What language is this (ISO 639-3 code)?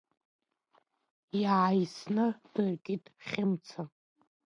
abk